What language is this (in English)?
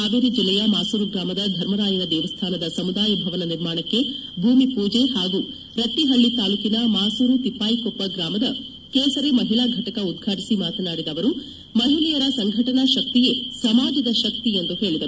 Kannada